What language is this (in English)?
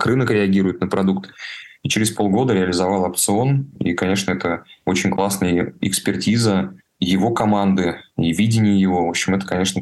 Russian